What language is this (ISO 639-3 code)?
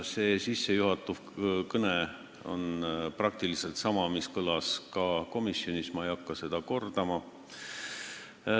est